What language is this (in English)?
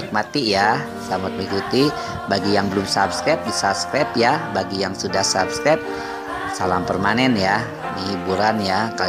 Indonesian